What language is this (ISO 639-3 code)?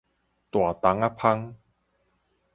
nan